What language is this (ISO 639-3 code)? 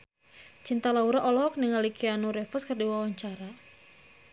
sun